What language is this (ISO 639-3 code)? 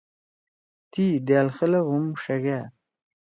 trw